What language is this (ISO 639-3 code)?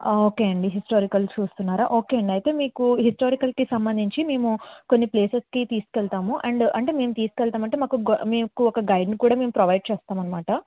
tel